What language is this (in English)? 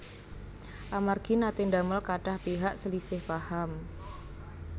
Javanese